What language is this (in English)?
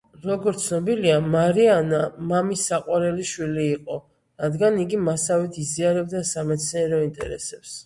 Georgian